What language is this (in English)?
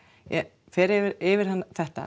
Icelandic